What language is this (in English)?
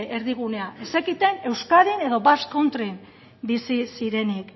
Basque